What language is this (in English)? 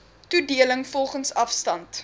Afrikaans